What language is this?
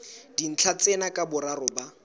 Southern Sotho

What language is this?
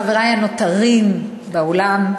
Hebrew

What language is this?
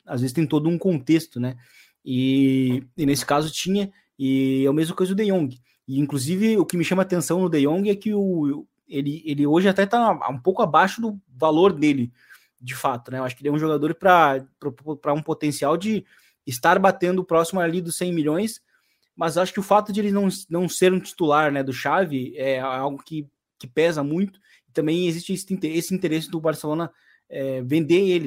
Portuguese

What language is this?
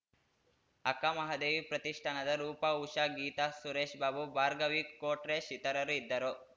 Kannada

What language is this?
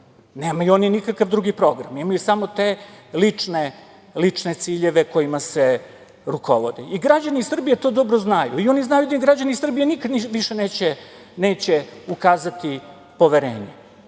Serbian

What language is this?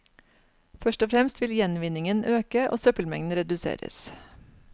Norwegian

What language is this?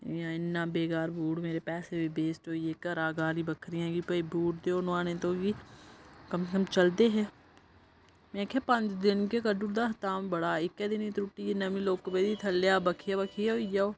Dogri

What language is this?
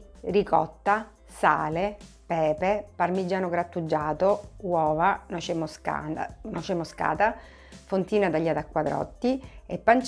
Italian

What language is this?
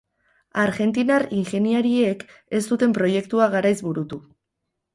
Basque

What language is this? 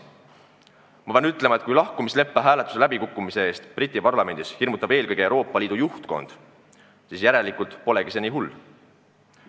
Estonian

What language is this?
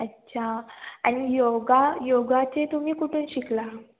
Marathi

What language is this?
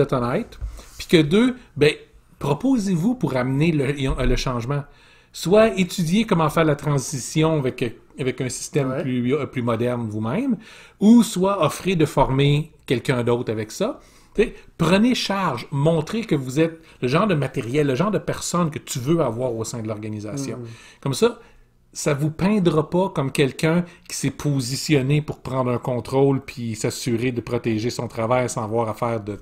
French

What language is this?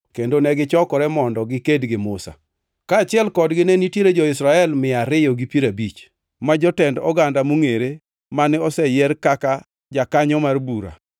Luo (Kenya and Tanzania)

